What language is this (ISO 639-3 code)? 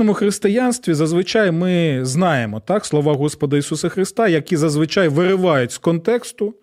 ukr